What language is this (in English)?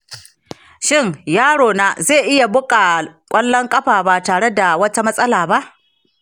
Hausa